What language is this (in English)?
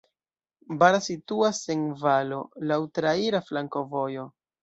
Esperanto